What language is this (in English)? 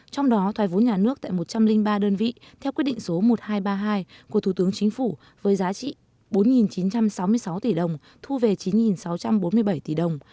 Vietnamese